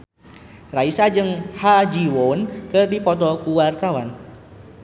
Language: Sundanese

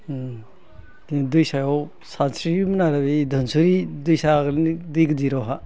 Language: Bodo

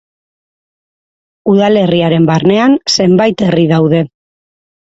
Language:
Basque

